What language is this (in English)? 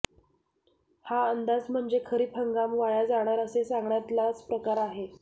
Marathi